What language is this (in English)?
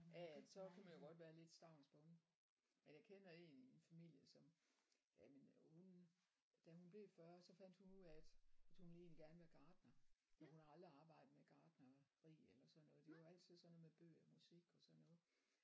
Danish